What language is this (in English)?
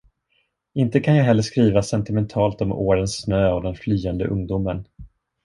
Swedish